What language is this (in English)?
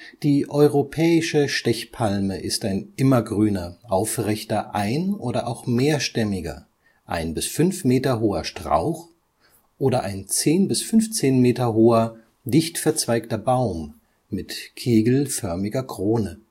German